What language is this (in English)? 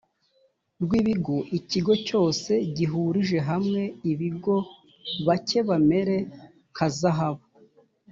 Kinyarwanda